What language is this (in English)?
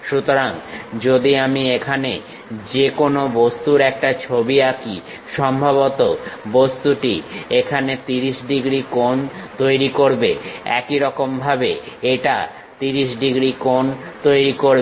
Bangla